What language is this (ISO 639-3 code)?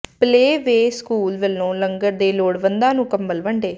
pan